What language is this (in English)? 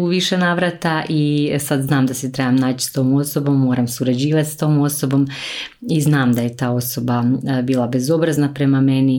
Croatian